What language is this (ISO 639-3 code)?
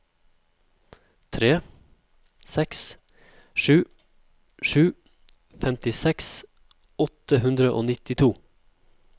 nor